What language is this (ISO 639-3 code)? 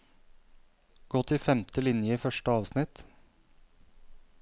nor